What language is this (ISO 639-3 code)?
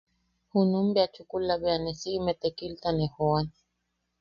yaq